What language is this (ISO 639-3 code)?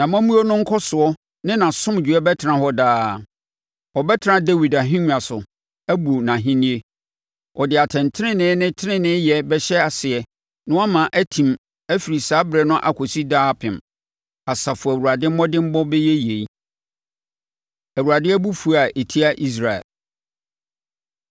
aka